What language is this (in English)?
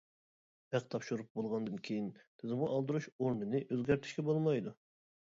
Uyghur